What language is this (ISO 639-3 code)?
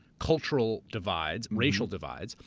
eng